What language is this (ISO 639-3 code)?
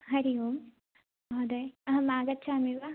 san